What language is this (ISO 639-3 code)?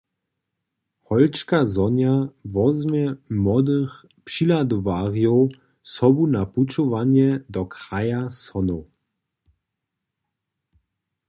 hsb